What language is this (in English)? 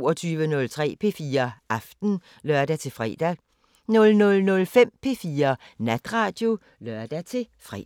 Danish